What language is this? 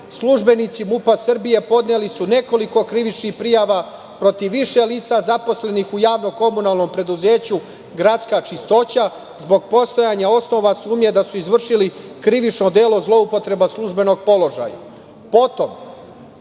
Serbian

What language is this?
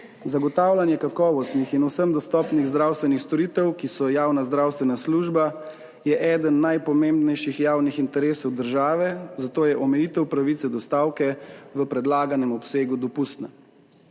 Slovenian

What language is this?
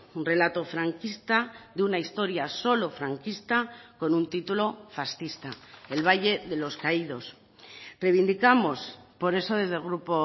Spanish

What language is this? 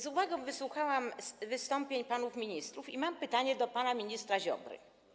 Polish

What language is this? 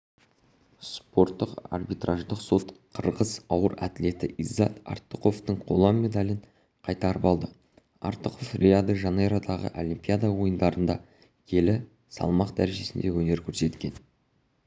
Kazakh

